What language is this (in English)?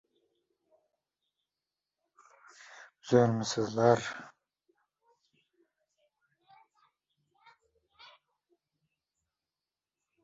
Uzbek